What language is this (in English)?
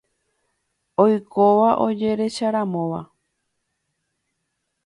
Guarani